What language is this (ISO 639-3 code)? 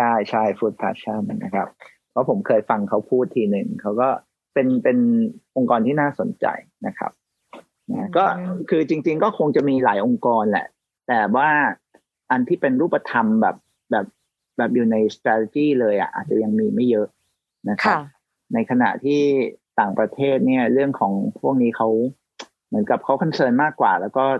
tha